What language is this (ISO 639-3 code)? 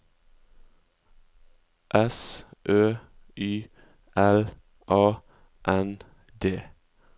nor